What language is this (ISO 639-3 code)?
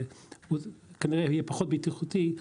heb